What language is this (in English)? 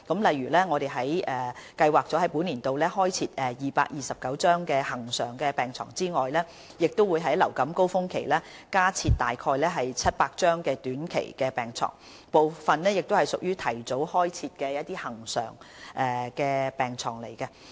Cantonese